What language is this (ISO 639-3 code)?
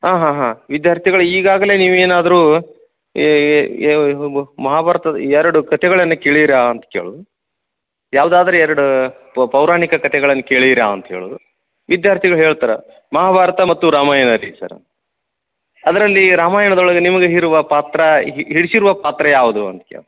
kan